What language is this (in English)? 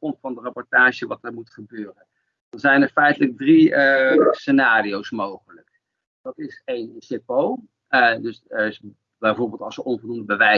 Dutch